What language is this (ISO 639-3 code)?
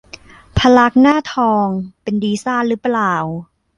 tha